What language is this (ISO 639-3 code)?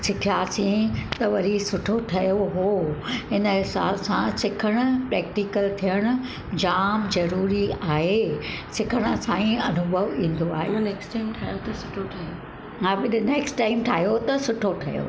snd